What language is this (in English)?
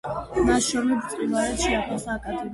Georgian